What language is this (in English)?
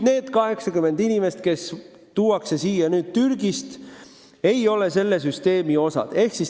Estonian